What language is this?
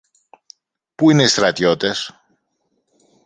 Greek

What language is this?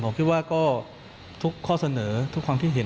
Thai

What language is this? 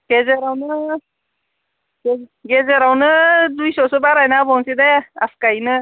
Bodo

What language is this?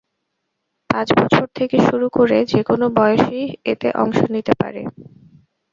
Bangla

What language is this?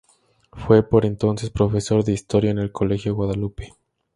Spanish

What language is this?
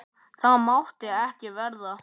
Icelandic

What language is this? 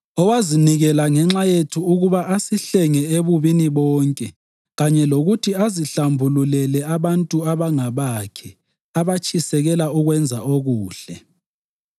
North Ndebele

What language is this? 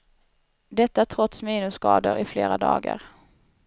Swedish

